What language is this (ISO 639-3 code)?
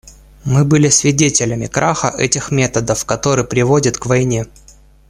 rus